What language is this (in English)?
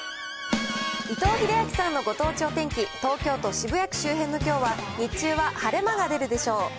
Japanese